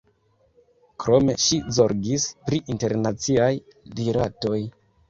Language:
Esperanto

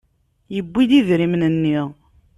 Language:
Kabyle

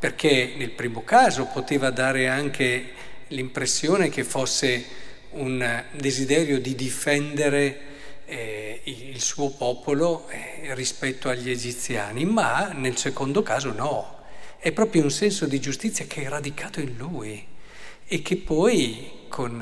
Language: Italian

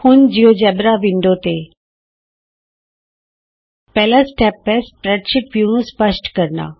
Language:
Punjabi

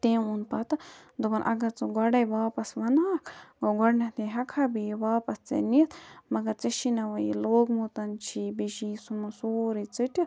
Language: Kashmiri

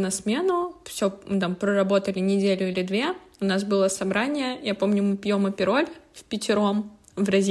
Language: Russian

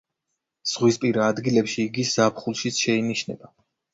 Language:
Georgian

